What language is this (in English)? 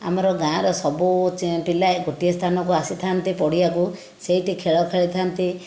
Odia